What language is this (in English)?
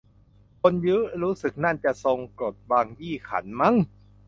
Thai